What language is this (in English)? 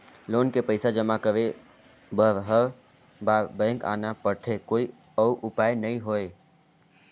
Chhattisgarhi